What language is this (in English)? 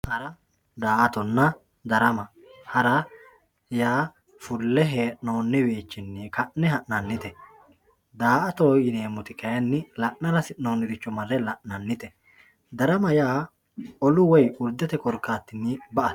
Sidamo